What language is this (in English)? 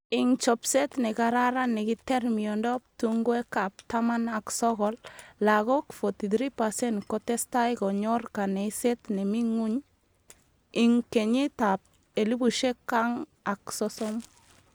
Kalenjin